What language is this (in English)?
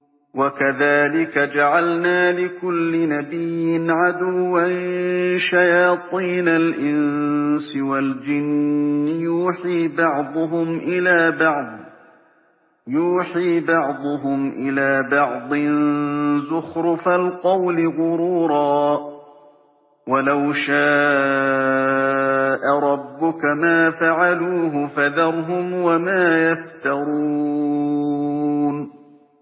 Arabic